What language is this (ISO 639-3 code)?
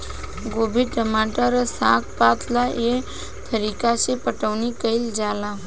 bho